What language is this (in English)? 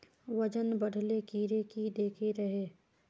Magahi